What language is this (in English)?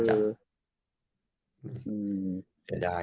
Thai